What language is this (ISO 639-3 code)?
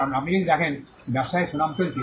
ben